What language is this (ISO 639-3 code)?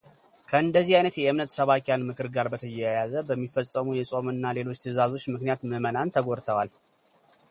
amh